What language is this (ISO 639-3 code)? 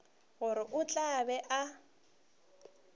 nso